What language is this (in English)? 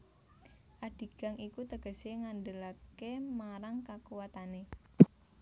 Javanese